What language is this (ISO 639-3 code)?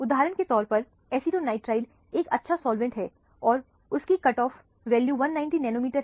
hin